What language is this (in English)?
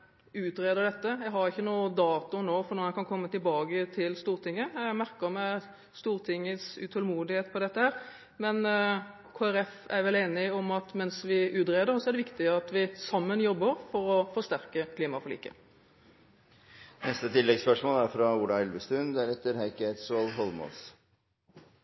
Norwegian Bokmål